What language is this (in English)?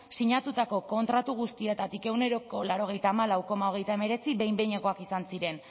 Basque